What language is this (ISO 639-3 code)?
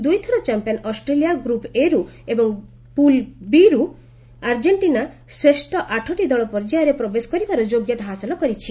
ori